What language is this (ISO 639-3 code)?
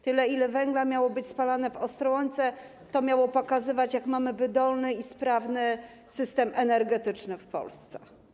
pol